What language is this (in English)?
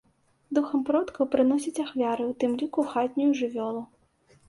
Belarusian